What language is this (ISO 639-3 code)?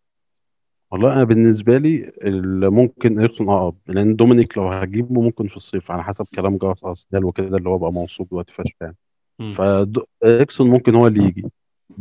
ara